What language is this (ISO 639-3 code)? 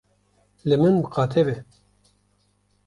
kur